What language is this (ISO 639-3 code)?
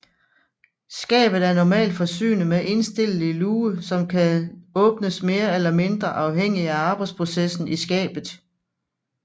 dan